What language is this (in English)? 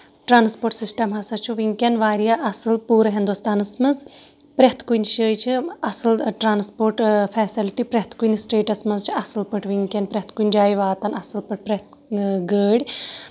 Kashmiri